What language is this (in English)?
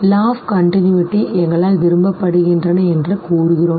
Tamil